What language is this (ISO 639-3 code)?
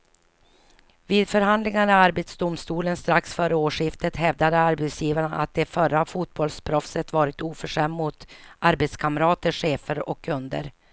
swe